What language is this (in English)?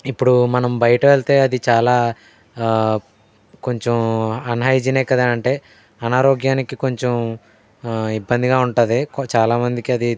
Telugu